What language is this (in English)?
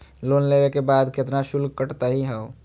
Magahi